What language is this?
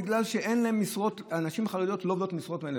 Hebrew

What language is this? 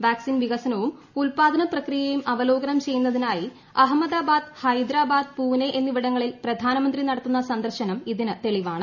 Malayalam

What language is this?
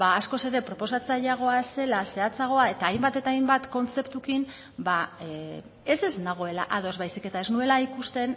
Basque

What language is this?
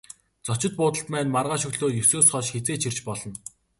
Mongolian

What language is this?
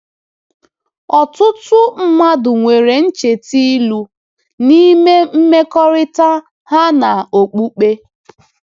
Igbo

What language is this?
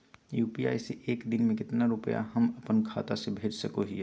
Magahi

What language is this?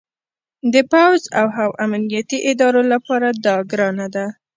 Pashto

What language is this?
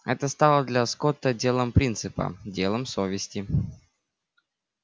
Russian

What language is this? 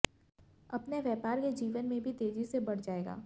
Hindi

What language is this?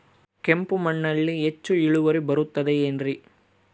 Kannada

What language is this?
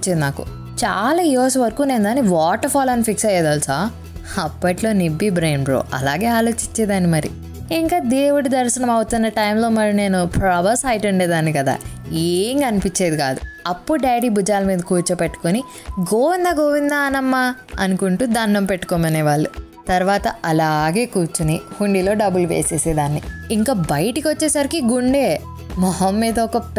Telugu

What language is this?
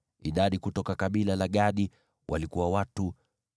Swahili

